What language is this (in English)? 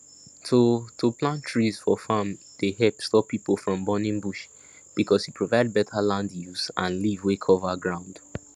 Nigerian Pidgin